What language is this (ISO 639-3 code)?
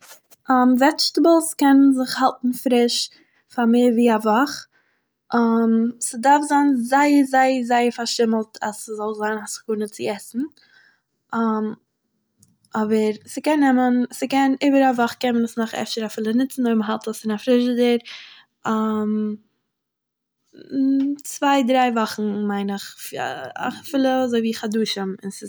yid